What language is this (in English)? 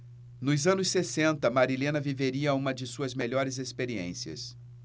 Portuguese